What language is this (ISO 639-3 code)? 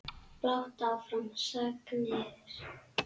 isl